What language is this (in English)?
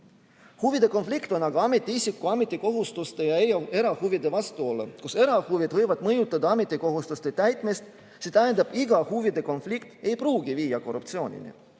Estonian